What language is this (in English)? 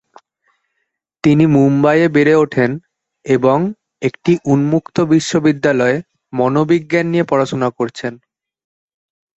Bangla